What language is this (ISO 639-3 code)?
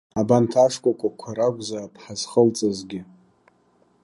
abk